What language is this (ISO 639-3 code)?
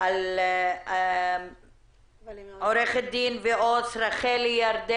heb